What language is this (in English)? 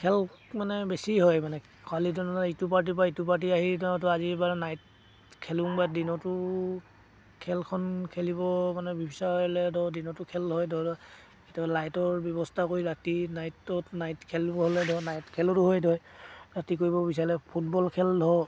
Assamese